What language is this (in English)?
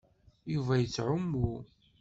Kabyle